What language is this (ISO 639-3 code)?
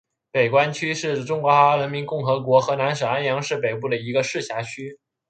zho